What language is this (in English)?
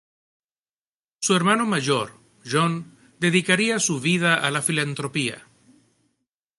Spanish